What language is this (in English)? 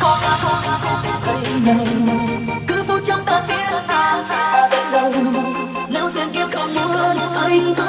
Vietnamese